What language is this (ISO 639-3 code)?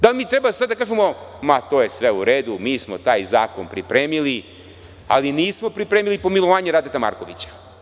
srp